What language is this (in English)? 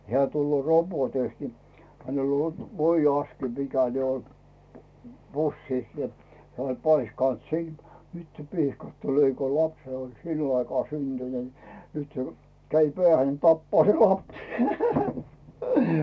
Finnish